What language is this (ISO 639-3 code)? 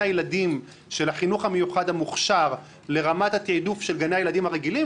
heb